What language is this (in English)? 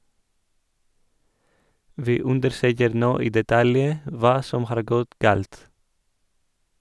Norwegian